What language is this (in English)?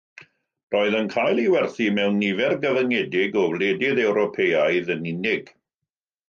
Welsh